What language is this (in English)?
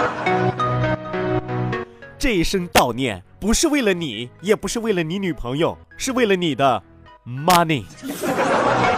Chinese